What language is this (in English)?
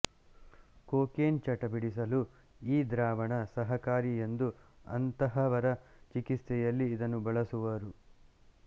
Kannada